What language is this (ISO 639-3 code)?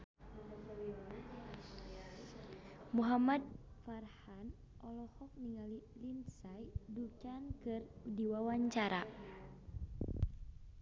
sun